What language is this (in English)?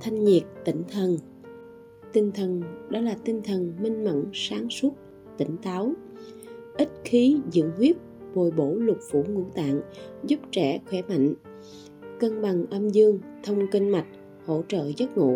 Vietnamese